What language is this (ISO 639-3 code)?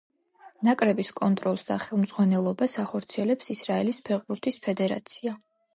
kat